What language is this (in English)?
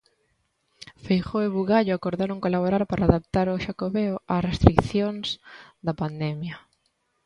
Galician